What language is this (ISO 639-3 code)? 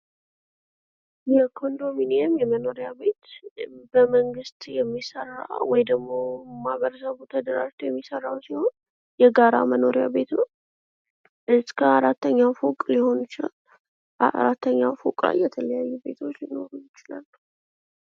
amh